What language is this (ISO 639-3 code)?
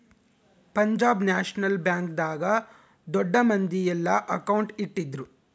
kan